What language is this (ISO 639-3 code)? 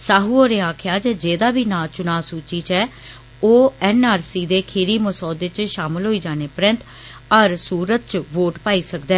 doi